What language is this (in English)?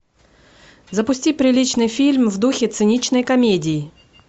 Russian